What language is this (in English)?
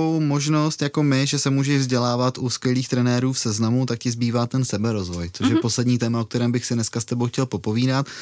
Czech